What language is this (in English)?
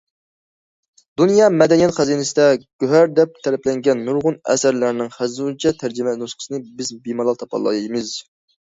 Uyghur